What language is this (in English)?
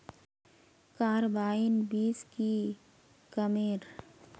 Magahi